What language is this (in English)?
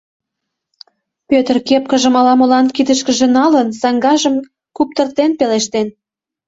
Mari